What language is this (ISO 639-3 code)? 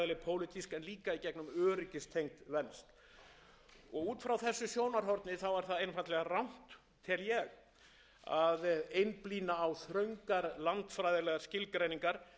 isl